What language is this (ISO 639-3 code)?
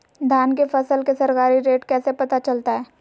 mag